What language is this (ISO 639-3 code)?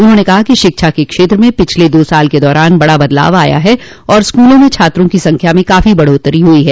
hin